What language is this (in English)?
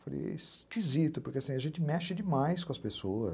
Portuguese